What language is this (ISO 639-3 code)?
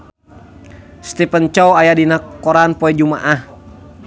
sun